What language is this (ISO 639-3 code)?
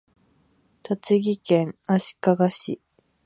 jpn